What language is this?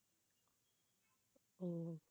Tamil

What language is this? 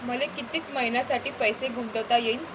Marathi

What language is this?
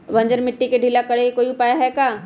Magahi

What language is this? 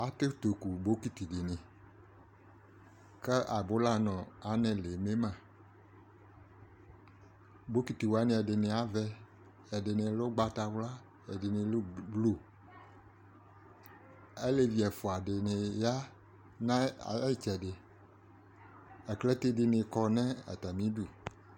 Ikposo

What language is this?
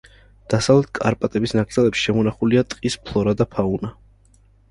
Georgian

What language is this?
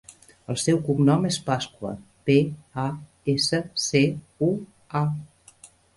Catalan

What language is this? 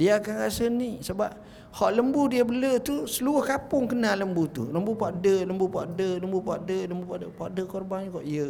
Malay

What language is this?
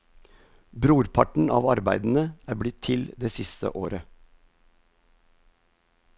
Norwegian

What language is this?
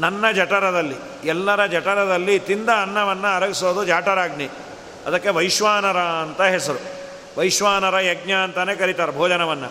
Kannada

